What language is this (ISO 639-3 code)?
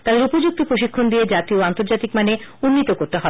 ben